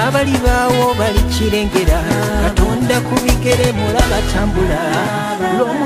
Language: Arabic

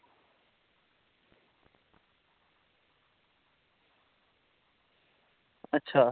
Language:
Dogri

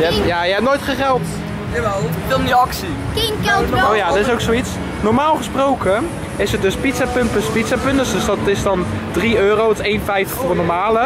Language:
Dutch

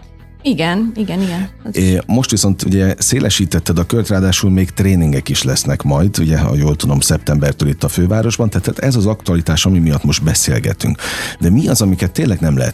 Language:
Hungarian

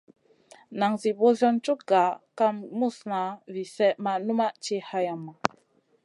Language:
Masana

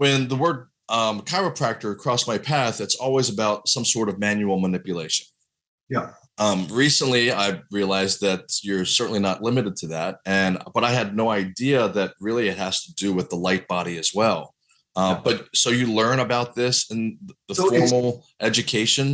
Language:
English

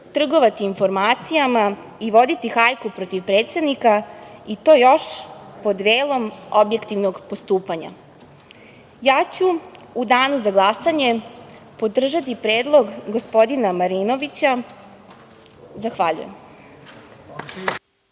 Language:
Serbian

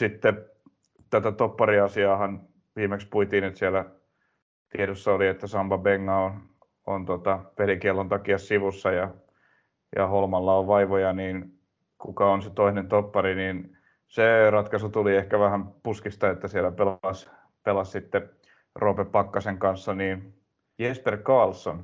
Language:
Finnish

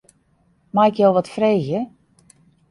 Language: Western Frisian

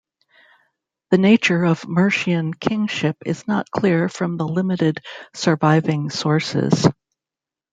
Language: English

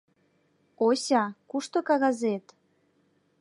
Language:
Mari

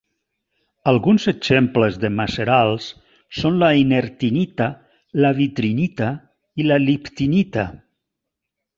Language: Catalan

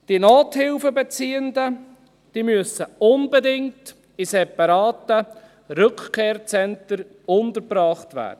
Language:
Swiss German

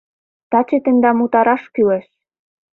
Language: Mari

